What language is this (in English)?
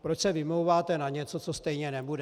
Czech